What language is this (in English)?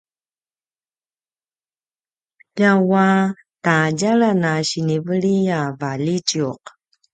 Paiwan